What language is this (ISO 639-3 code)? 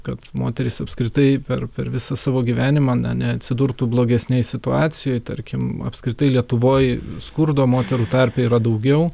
lit